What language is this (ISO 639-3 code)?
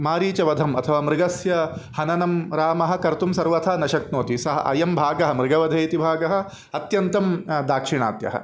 san